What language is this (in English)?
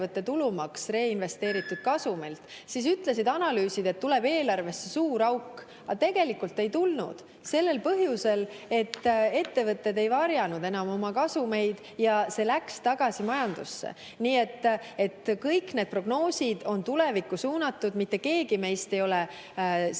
Estonian